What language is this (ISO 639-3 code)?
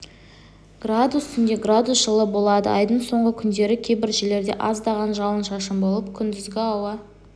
kaz